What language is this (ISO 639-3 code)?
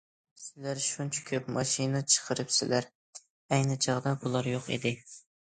uig